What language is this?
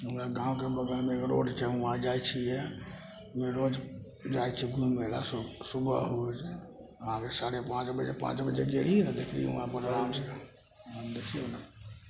Maithili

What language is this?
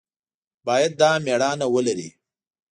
Pashto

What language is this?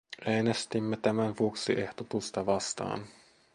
Finnish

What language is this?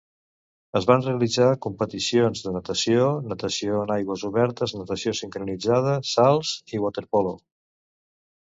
Catalan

